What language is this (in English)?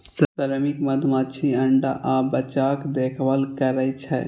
Maithili